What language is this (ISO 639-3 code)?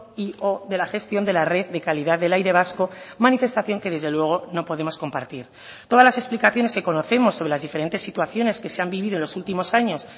spa